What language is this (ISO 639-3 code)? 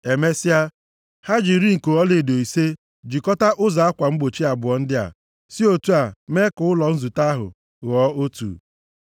ibo